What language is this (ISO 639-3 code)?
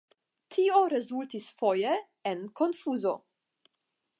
epo